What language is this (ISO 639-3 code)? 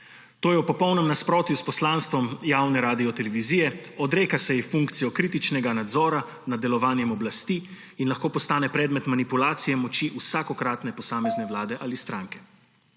slv